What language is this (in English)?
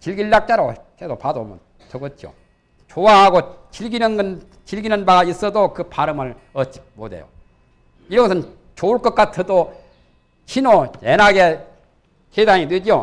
Korean